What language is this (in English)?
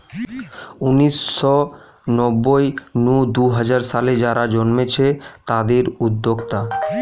Bangla